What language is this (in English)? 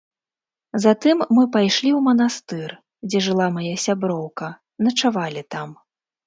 Belarusian